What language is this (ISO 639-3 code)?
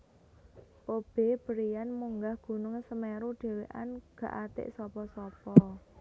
jav